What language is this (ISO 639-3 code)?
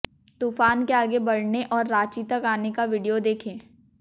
hin